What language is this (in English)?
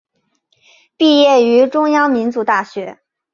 Chinese